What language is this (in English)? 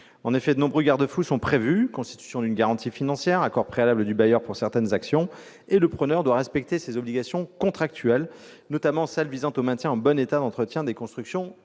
French